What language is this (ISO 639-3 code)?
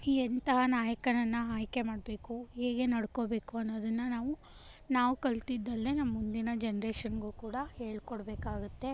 kan